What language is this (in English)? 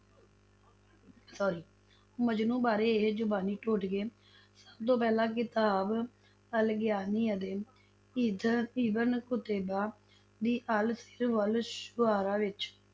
Punjabi